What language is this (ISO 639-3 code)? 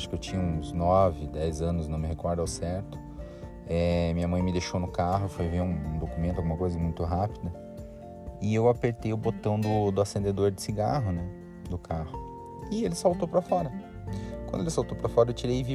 por